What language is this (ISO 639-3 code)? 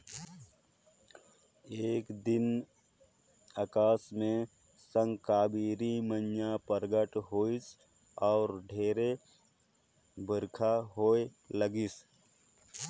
hne